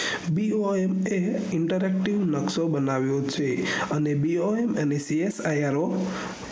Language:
Gujarati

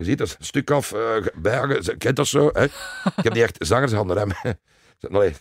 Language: Dutch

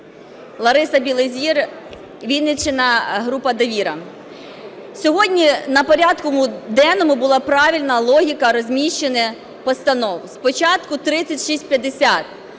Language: Ukrainian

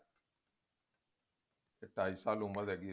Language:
Punjabi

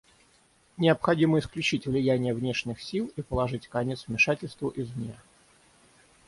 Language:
Russian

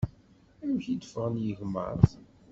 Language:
Kabyle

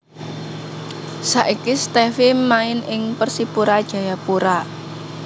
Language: Javanese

